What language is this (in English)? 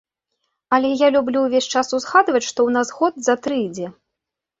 Belarusian